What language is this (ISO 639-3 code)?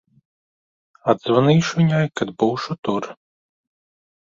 lav